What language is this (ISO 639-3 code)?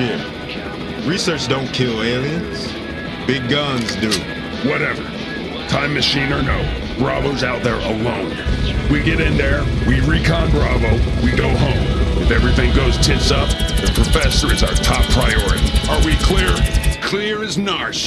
fra